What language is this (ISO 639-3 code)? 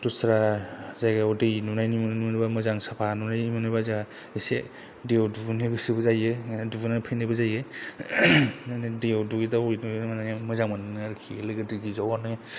brx